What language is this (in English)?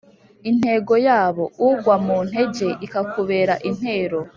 Kinyarwanda